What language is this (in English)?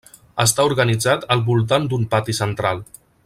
Catalan